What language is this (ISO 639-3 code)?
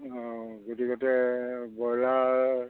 asm